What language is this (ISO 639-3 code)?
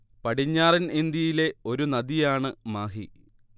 mal